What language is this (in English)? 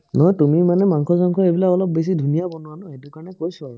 Assamese